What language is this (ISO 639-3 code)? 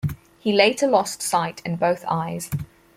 eng